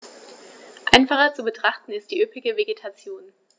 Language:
German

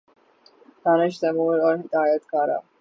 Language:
Urdu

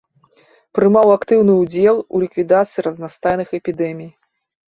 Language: Belarusian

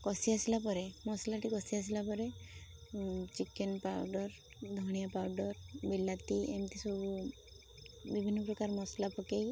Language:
Odia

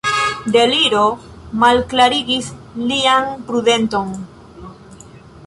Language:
Esperanto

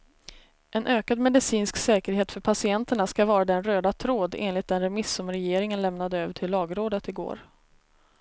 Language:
Swedish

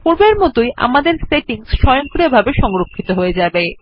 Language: Bangla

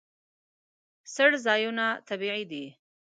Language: Pashto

